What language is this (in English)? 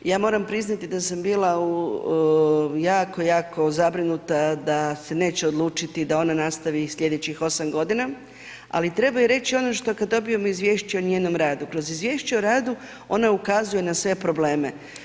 Croatian